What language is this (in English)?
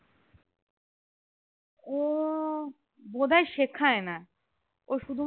Bangla